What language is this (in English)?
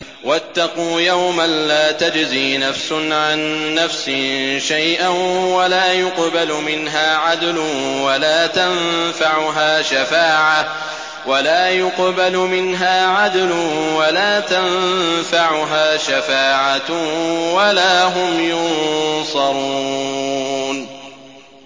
Arabic